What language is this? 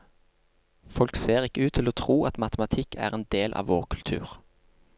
Norwegian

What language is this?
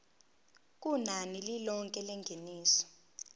Zulu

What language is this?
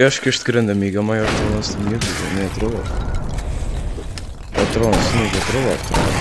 Portuguese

